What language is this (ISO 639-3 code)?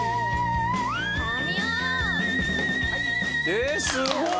jpn